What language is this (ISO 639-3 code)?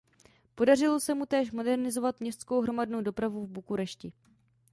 ces